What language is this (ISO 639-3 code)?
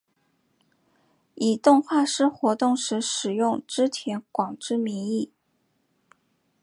zho